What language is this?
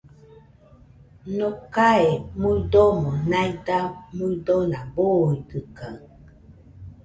Nüpode Huitoto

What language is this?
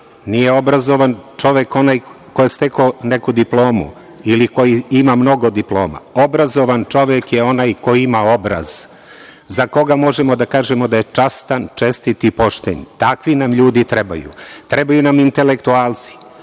Serbian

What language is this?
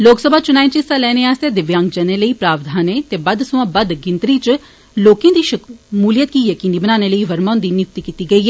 Dogri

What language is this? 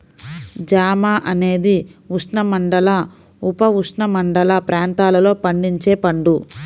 Telugu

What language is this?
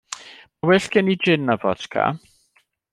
Welsh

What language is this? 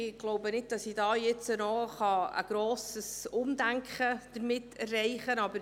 Swiss German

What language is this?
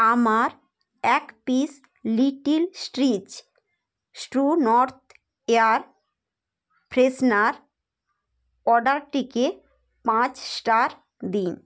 Bangla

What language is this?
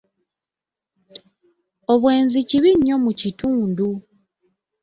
Ganda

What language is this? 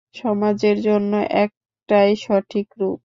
Bangla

